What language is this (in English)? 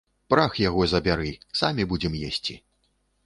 Belarusian